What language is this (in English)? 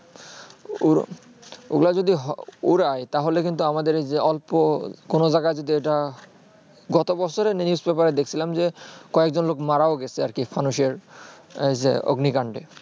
Bangla